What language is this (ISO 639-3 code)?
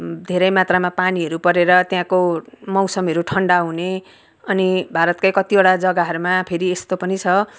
nep